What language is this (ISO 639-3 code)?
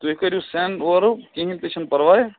kas